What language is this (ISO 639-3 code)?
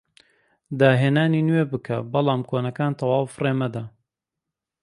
ckb